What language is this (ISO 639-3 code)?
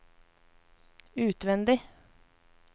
nor